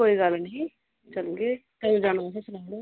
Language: Dogri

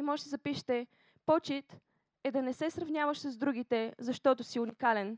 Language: Bulgarian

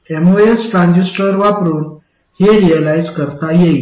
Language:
Marathi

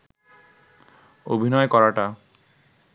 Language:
Bangla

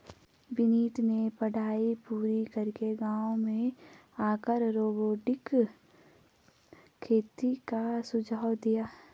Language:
Hindi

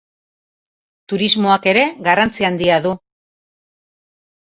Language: Basque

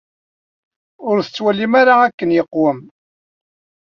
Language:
Kabyle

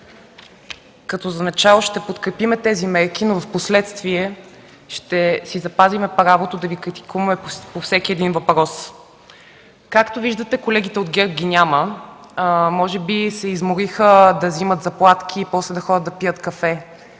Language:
Bulgarian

